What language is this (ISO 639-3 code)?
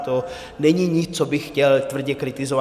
ces